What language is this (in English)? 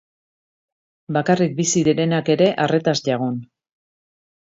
Basque